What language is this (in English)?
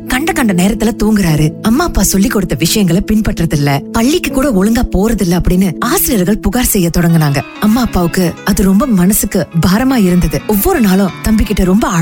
Tamil